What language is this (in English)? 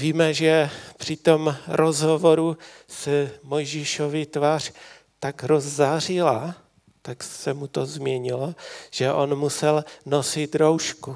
Czech